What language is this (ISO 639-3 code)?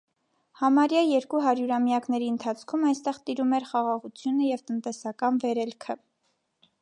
hye